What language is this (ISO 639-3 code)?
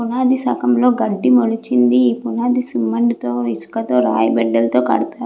tel